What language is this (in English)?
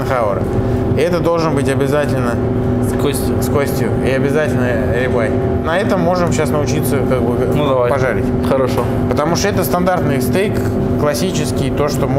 Russian